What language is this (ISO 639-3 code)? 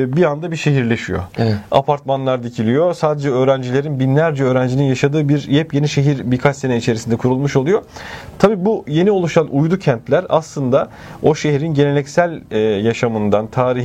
tur